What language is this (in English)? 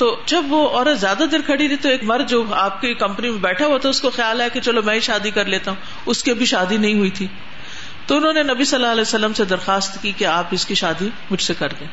Urdu